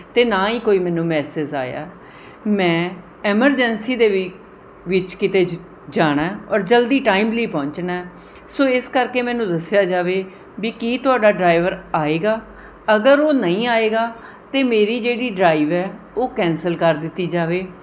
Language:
Punjabi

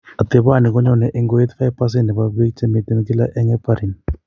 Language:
Kalenjin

